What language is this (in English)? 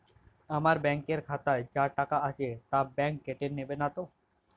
Bangla